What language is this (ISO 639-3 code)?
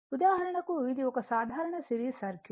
tel